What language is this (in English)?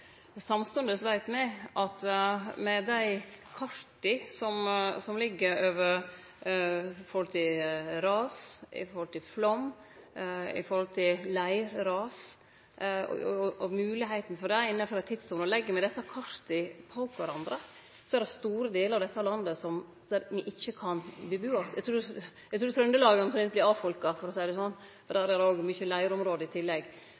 Norwegian Nynorsk